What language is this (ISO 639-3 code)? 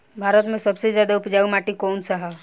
bho